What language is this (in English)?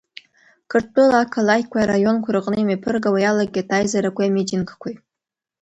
Abkhazian